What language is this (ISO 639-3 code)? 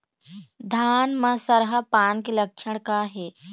hne